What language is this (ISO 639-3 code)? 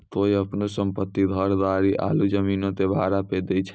mai